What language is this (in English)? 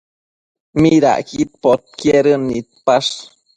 Matsés